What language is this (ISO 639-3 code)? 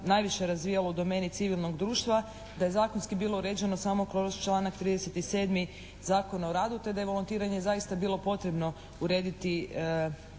hrv